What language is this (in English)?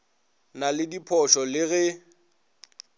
Northern Sotho